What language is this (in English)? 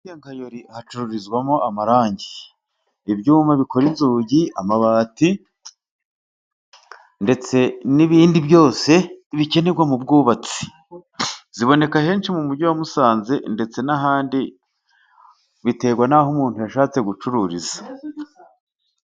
Kinyarwanda